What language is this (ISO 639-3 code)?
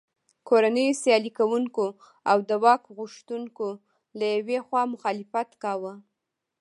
pus